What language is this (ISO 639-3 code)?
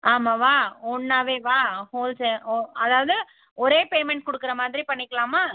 tam